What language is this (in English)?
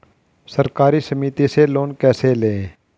Hindi